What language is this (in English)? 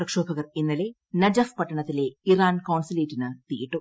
Malayalam